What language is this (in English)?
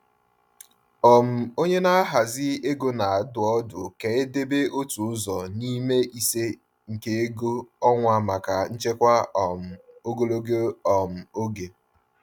Igbo